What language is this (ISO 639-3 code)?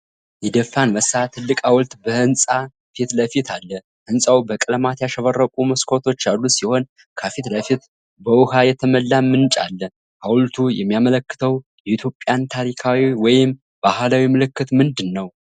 amh